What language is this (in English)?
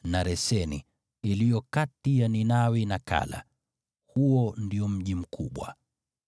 Swahili